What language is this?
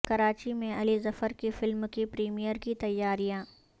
Urdu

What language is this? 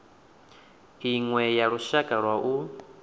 Venda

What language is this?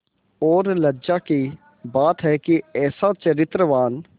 Hindi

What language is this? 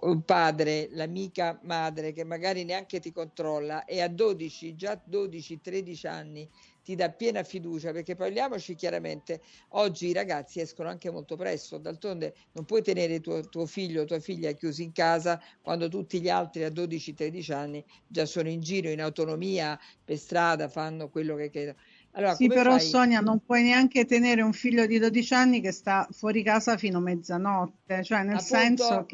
Italian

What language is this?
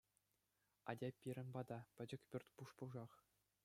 Chuvash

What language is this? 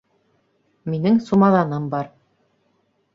Bashkir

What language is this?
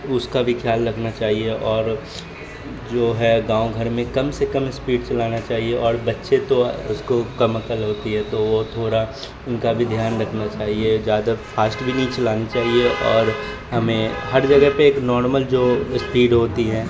Urdu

